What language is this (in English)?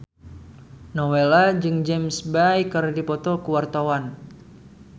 Sundanese